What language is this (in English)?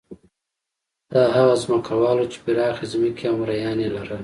Pashto